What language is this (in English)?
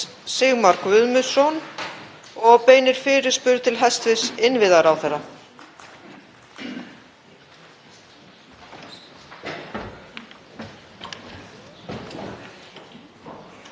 Icelandic